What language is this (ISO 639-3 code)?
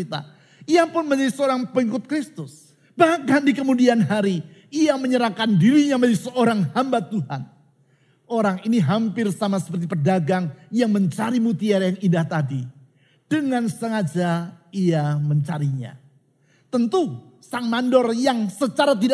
ind